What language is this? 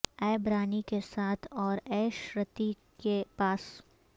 Urdu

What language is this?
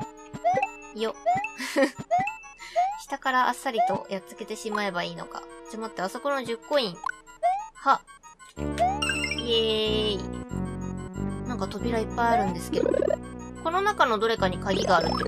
Japanese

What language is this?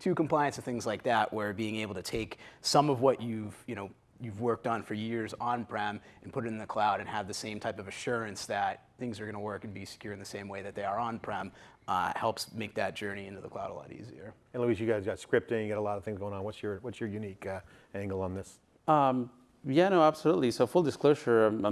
English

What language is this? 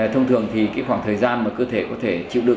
Vietnamese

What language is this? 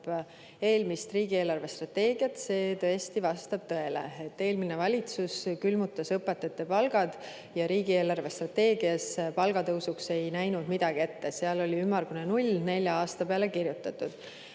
Estonian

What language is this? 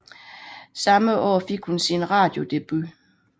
Danish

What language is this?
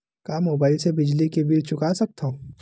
Chhattisgarhi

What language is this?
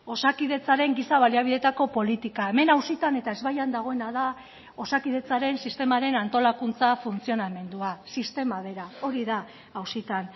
Basque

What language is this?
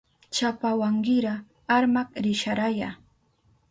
Southern Pastaza Quechua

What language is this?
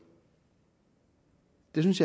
Danish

